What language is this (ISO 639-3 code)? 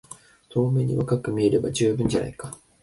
jpn